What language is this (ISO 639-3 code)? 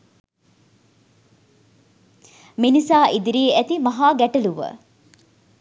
sin